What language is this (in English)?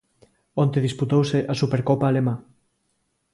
Galician